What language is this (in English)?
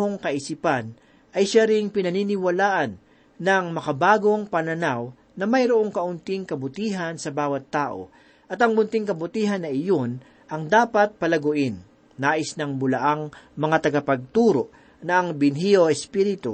Filipino